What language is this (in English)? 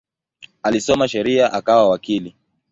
Swahili